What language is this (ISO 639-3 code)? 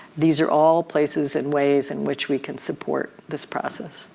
eng